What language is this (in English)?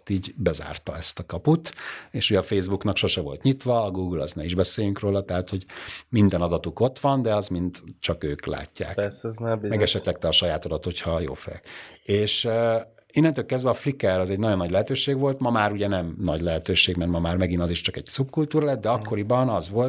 Hungarian